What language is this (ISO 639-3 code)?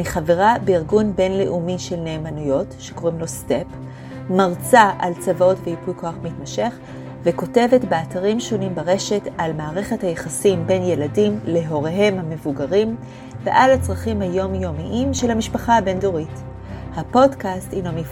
heb